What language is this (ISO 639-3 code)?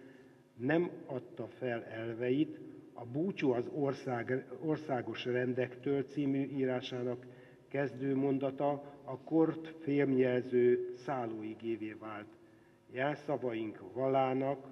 hun